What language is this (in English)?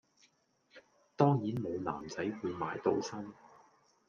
Cantonese